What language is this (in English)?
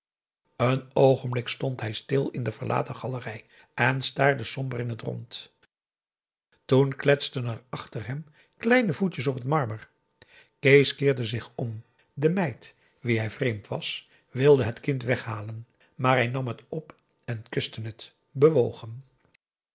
Dutch